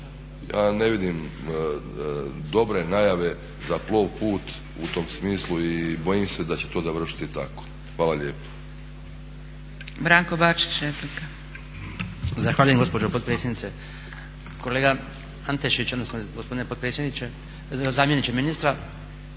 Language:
Croatian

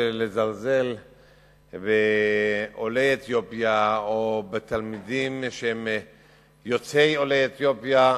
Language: Hebrew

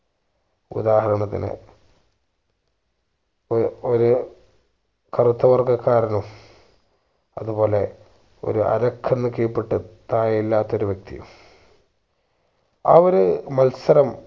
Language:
Malayalam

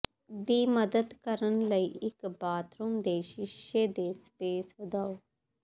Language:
Punjabi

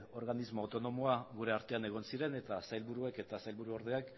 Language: Basque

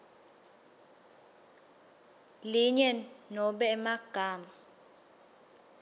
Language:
Swati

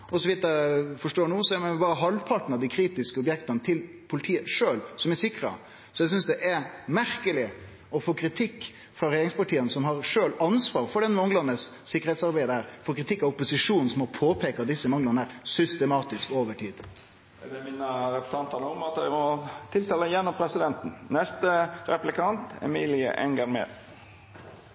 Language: Norwegian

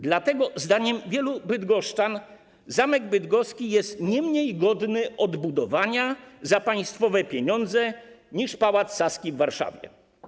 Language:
Polish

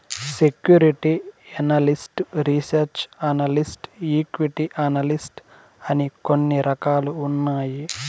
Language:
Telugu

